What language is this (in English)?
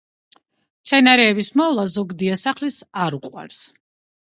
Georgian